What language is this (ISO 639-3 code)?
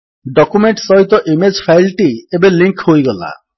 ori